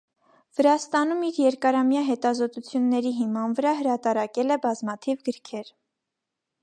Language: Armenian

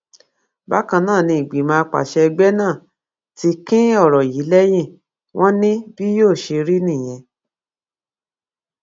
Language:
Yoruba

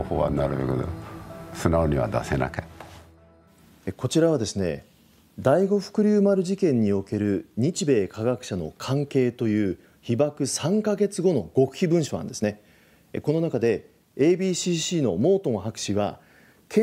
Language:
Japanese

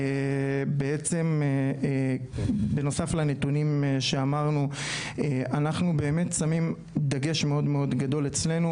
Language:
Hebrew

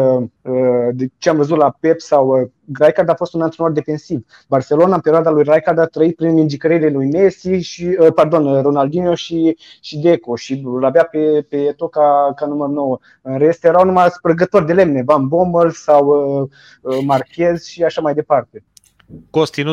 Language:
Romanian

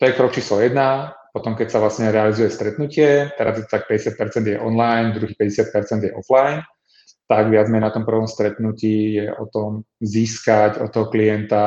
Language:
Czech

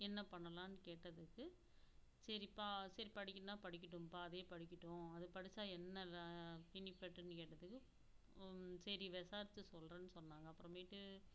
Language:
Tamil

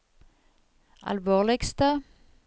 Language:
Norwegian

